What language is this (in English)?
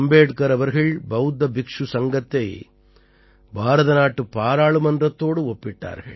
Tamil